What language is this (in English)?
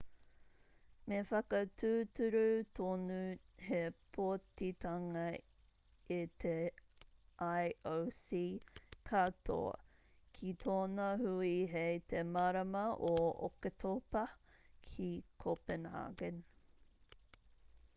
Māori